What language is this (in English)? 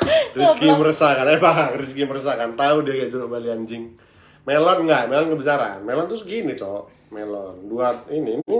Indonesian